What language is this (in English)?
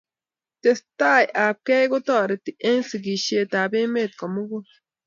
Kalenjin